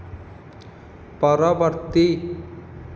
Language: Odia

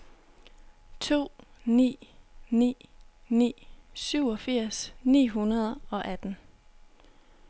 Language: Danish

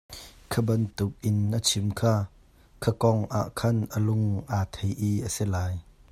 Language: Hakha Chin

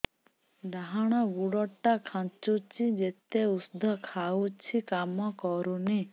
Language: Odia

